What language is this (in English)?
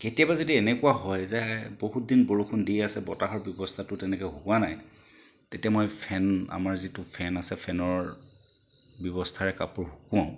Assamese